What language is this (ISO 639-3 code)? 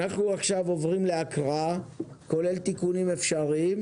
heb